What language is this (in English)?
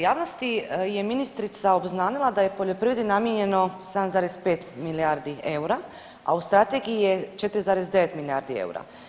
Croatian